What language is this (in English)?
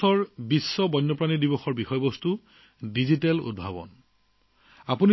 Assamese